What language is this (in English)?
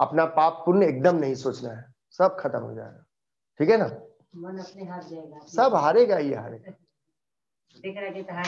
Hindi